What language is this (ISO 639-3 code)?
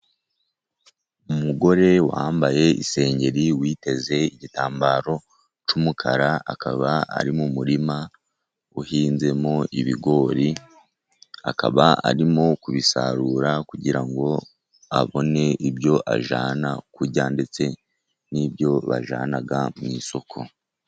kin